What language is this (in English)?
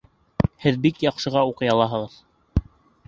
Bashkir